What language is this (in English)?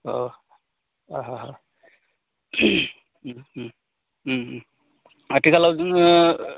Bodo